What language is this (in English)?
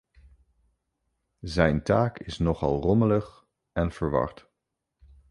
Dutch